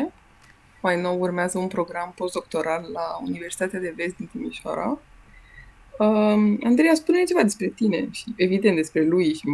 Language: Romanian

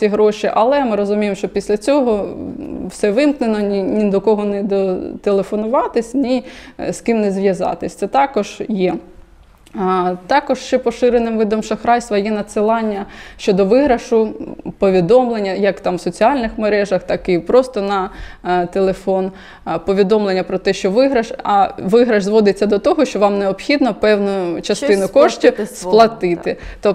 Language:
Ukrainian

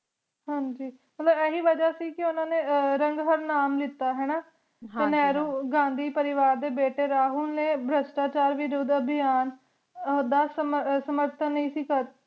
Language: Punjabi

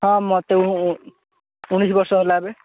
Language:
Odia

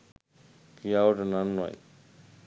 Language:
Sinhala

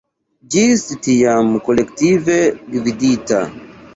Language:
Esperanto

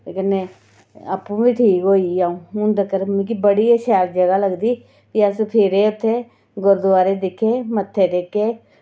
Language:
Dogri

